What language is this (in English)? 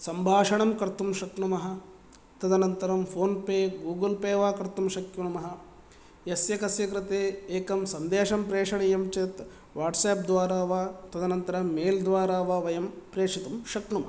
Sanskrit